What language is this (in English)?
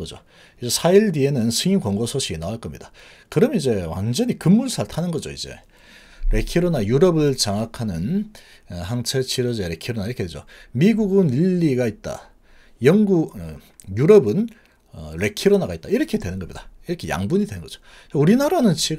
Korean